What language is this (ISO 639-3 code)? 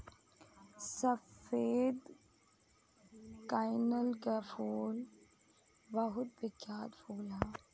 bho